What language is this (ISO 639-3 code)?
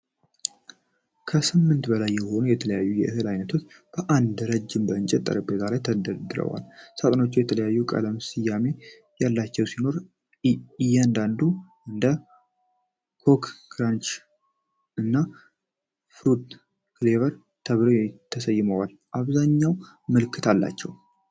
amh